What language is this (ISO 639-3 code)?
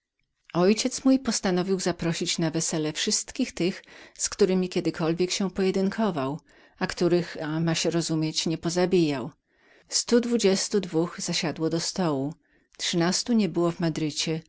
pol